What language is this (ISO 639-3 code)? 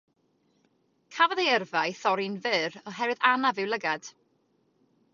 cym